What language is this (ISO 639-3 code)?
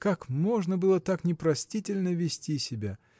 rus